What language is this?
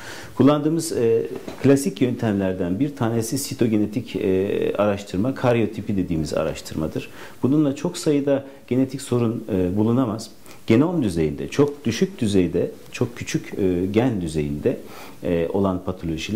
Turkish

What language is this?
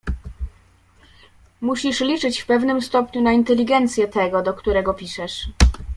Polish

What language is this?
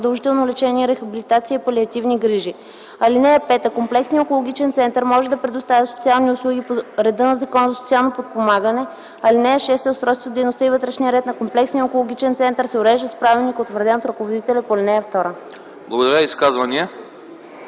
Bulgarian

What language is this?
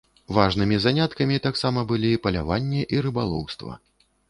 Belarusian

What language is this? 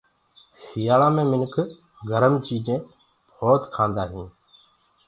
Gurgula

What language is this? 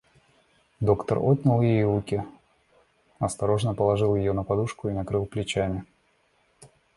Russian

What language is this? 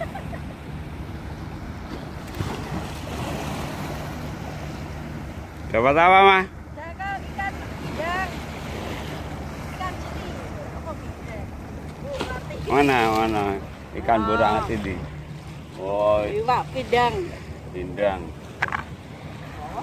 Indonesian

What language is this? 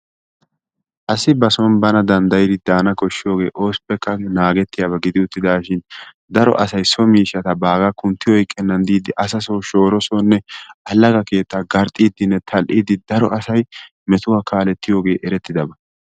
Wolaytta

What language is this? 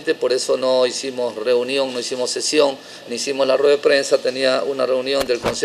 Spanish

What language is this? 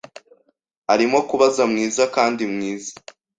Kinyarwanda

